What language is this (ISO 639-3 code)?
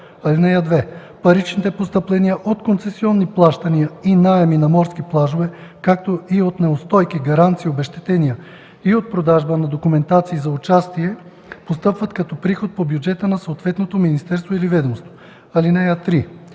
bul